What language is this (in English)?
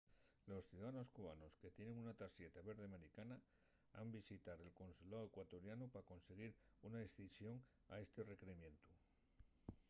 Asturian